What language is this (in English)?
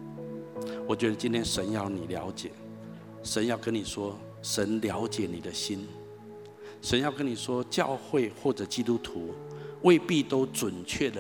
Chinese